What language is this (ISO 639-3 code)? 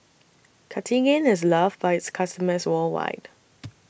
eng